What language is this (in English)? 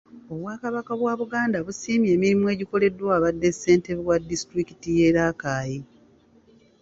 Ganda